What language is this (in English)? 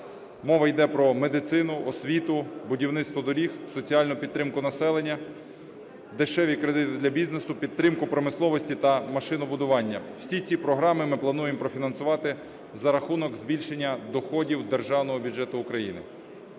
Ukrainian